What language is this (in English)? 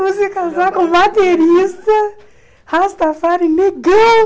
Portuguese